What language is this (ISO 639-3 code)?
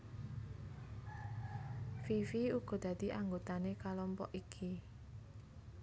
jav